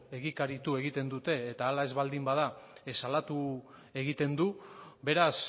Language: Basque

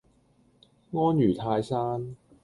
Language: Cantonese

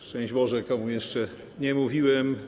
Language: Polish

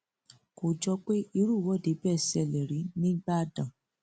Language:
Yoruba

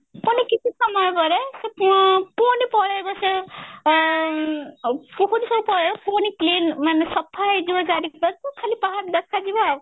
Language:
Odia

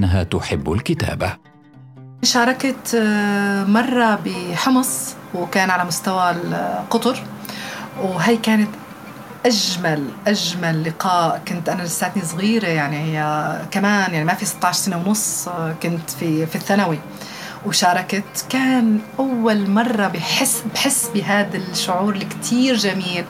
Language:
Arabic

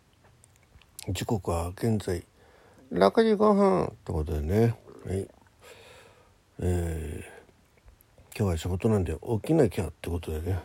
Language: Japanese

